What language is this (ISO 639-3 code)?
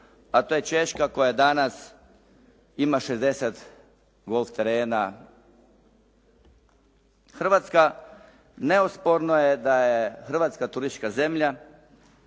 hrv